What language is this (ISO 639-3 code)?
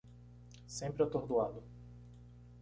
por